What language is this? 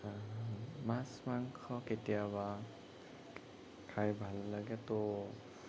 Assamese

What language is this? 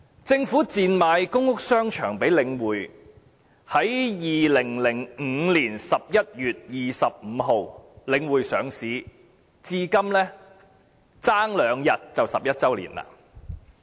Cantonese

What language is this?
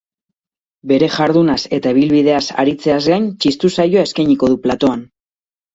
Basque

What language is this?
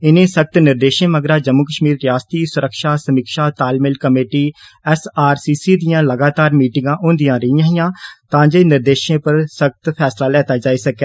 Dogri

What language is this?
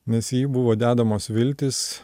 Lithuanian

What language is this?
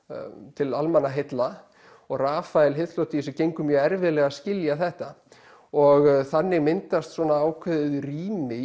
Icelandic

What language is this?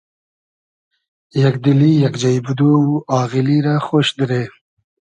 Hazaragi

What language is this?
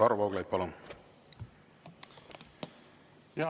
Estonian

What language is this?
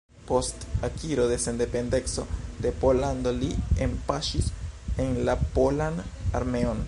Esperanto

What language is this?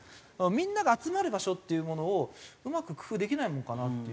Japanese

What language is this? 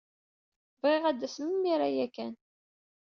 Kabyle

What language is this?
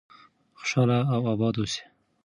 Pashto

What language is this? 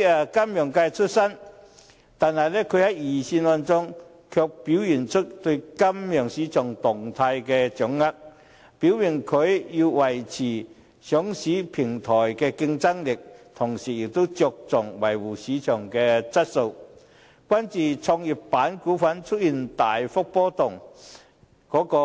Cantonese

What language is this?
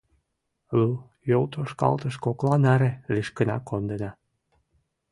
Mari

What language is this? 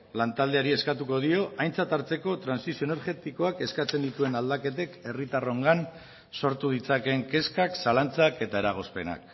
Basque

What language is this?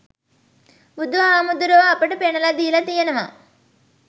Sinhala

